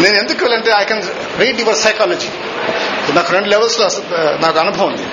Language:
Telugu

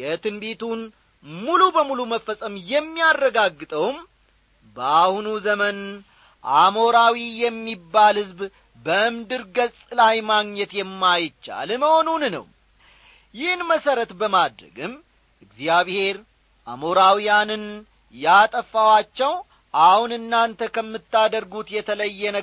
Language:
Amharic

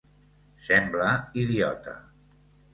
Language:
Catalan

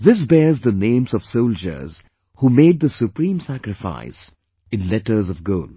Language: English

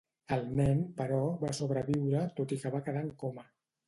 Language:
Catalan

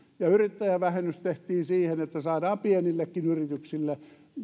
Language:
Finnish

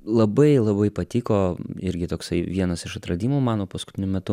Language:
Lithuanian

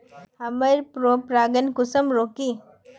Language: Magahi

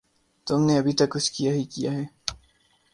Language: Urdu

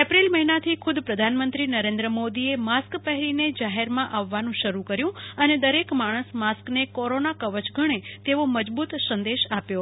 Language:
Gujarati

